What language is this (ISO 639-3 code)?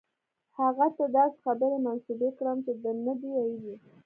pus